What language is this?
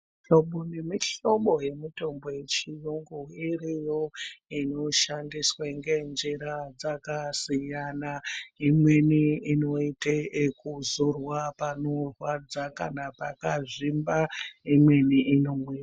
Ndau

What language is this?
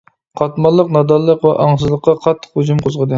Uyghur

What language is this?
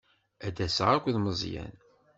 Kabyle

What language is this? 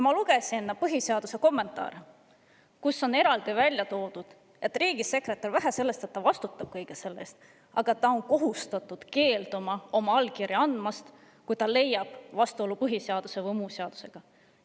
Estonian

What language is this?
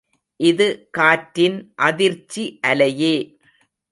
Tamil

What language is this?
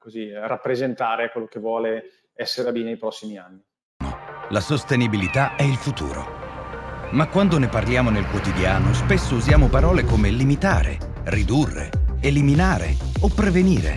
Italian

